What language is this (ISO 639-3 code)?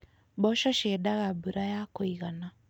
kik